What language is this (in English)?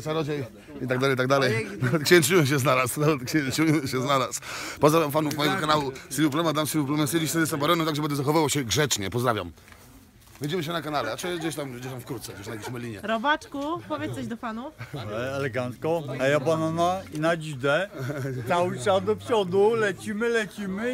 Polish